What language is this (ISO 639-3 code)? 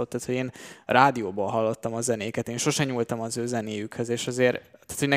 hun